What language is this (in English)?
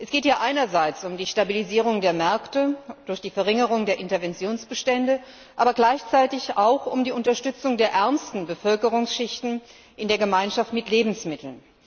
German